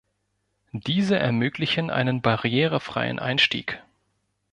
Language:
German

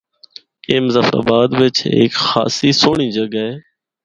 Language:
Northern Hindko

